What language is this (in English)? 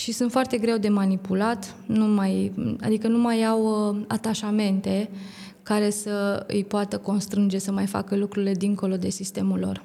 Romanian